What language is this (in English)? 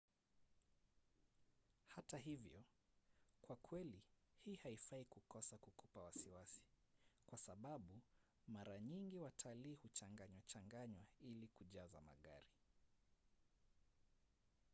Swahili